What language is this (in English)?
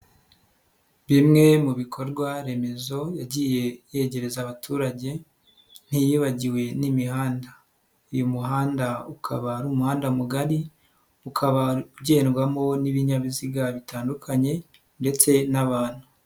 Kinyarwanda